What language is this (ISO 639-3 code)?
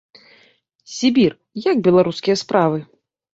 bel